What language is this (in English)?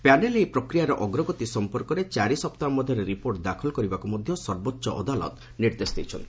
Odia